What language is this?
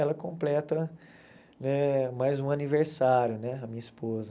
Portuguese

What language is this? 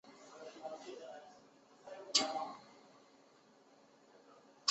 Chinese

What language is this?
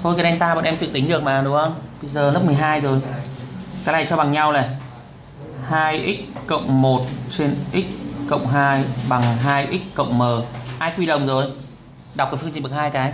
Vietnamese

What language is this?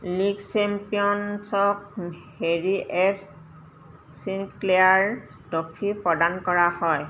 Assamese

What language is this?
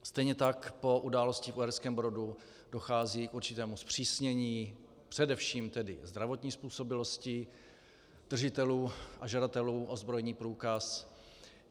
Czech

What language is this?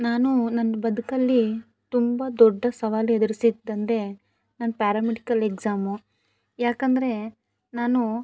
Kannada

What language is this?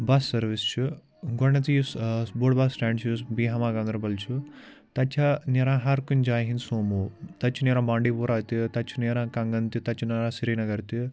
Kashmiri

